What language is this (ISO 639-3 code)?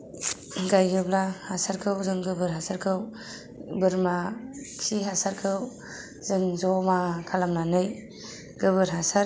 brx